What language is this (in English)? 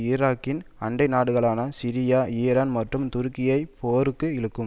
Tamil